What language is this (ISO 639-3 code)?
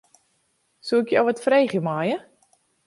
fry